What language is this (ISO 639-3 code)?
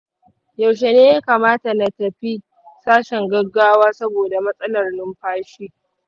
hau